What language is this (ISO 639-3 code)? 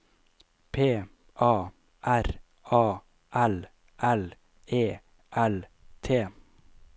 nor